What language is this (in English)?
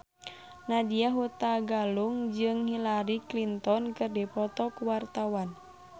Sundanese